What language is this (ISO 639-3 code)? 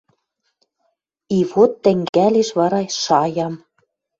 mrj